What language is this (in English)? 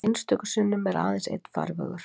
Icelandic